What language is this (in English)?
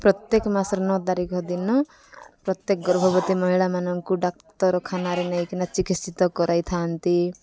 Odia